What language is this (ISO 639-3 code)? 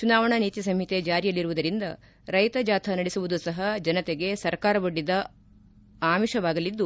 kan